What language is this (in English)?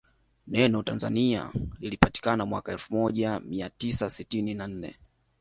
Swahili